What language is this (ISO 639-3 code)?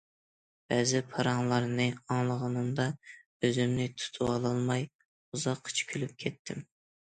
uig